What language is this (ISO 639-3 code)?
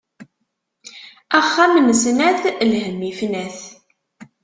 kab